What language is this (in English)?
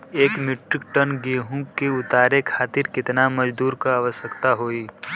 Bhojpuri